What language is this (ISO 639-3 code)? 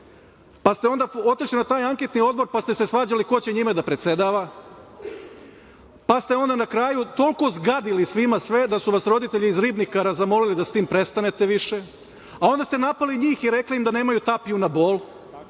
srp